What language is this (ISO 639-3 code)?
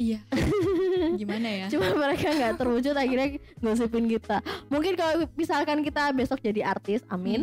ind